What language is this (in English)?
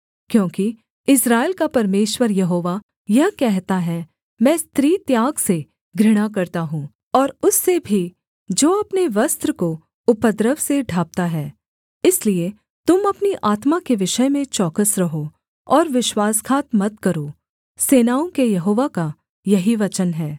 Hindi